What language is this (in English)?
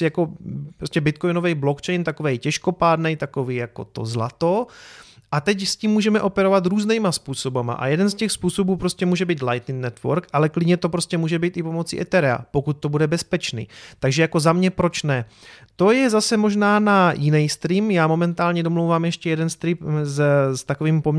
Czech